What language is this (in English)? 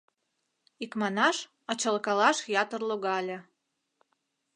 Mari